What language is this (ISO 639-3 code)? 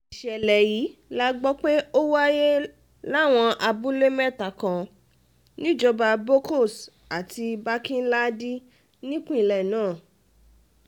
yor